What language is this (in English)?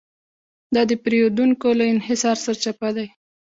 Pashto